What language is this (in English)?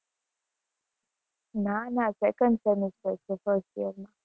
Gujarati